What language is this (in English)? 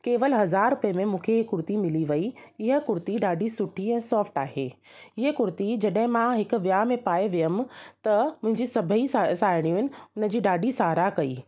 Sindhi